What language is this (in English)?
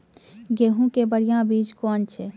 Maithili